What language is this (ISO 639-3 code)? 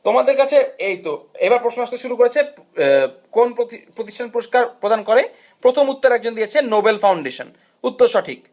ben